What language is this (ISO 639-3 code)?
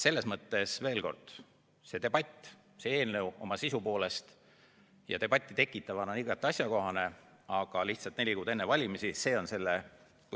est